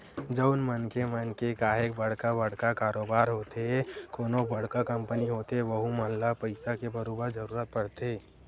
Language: Chhattisgarhi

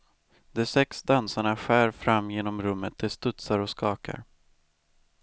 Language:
Swedish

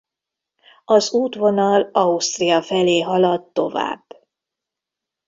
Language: Hungarian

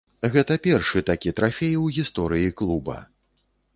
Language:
Belarusian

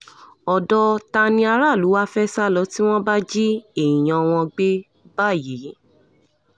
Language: Yoruba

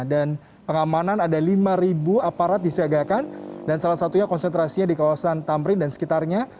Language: Indonesian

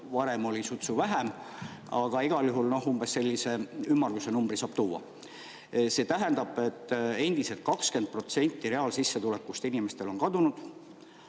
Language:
Estonian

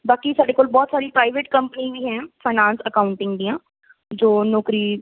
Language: Punjabi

